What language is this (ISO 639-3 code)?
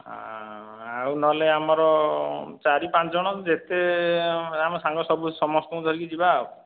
ori